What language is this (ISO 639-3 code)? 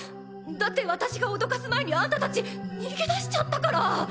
jpn